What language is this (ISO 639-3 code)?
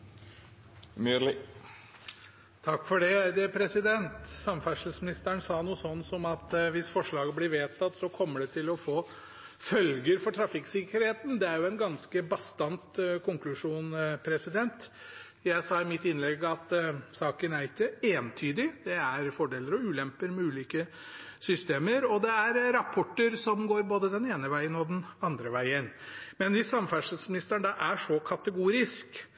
nor